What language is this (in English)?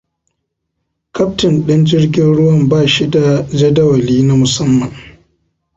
Hausa